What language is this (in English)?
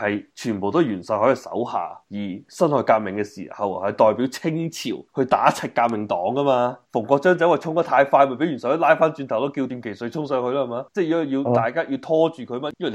Chinese